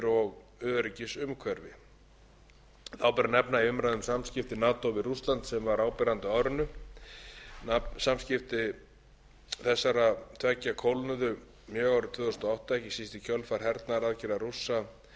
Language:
Icelandic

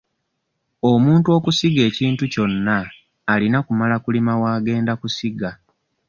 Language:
Ganda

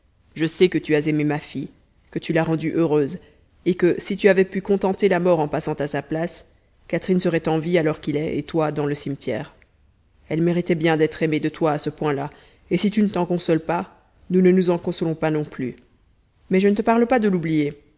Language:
French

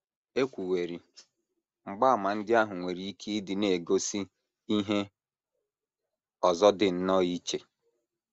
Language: Igbo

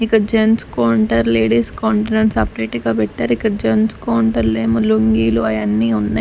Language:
Telugu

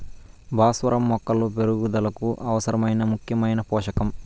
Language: Telugu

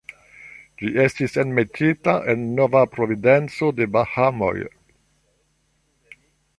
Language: Esperanto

